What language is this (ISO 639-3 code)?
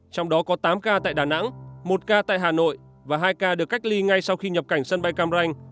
vie